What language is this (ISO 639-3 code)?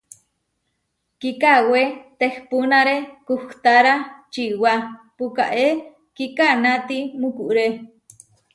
var